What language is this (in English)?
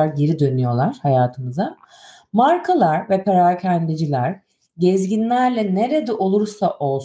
Turkish